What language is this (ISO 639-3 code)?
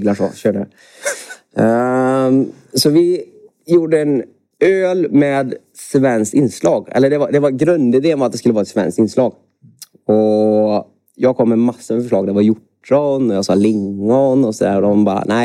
swe